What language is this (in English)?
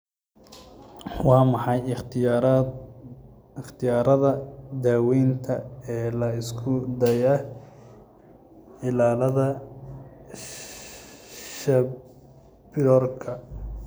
Somali